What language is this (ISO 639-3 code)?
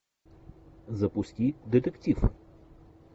rus